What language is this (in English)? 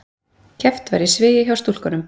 Icelandic